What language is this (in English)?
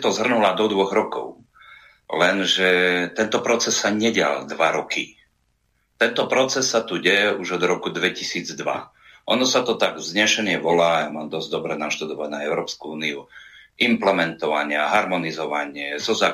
Slovak